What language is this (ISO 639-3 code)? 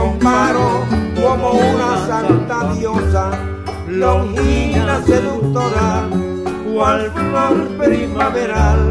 hun